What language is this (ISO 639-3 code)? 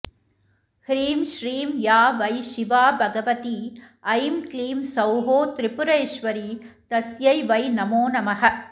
san